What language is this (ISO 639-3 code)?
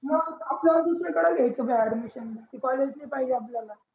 mar